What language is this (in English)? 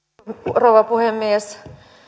Finnish